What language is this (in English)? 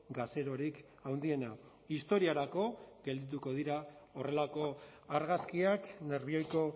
Basque